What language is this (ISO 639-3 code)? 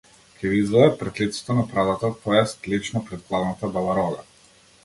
mkd